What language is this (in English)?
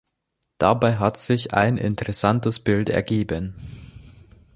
German